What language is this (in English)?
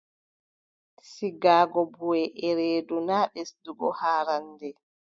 Adamawa Fulfulde